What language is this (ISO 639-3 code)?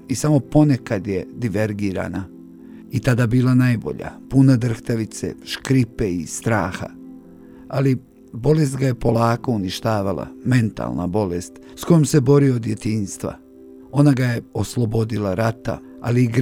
hrv